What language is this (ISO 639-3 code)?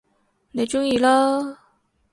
yue